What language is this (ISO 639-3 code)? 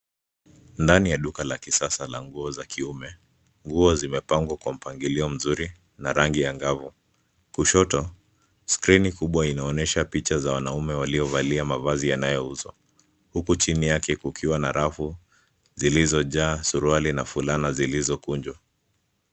swa